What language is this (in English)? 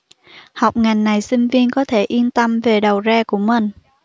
Vietnamese